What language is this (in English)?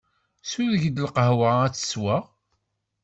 Kabyle